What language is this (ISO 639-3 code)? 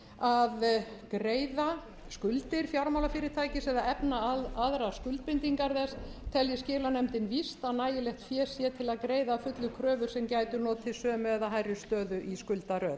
isl